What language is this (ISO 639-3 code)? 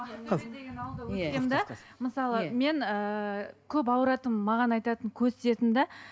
kaz